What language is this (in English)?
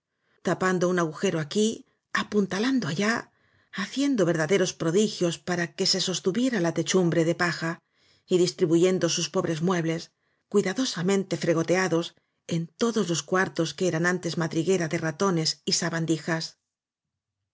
Spanish